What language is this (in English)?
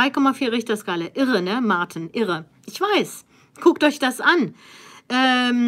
German